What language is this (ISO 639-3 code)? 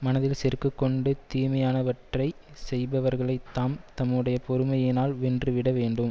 tam